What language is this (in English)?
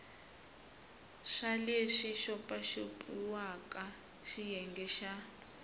Tsonga